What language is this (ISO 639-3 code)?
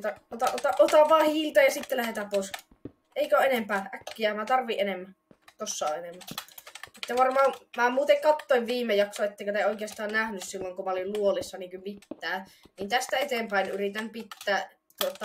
fin